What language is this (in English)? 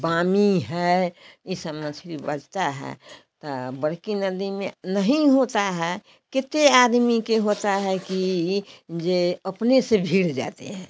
Hindi